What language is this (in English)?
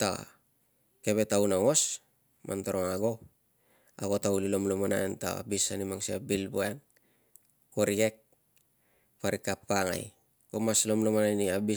Tungag